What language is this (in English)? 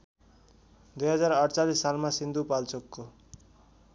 Nepali